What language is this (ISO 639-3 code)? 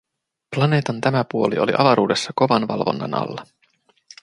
fin